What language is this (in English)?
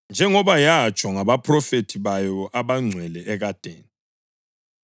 North Ndebele